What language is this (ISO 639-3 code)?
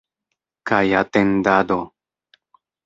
epo